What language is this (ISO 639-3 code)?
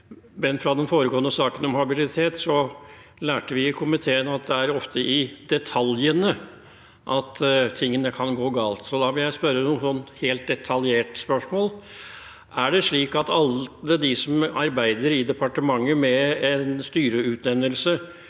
nor